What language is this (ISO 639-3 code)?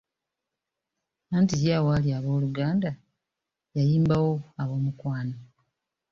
lug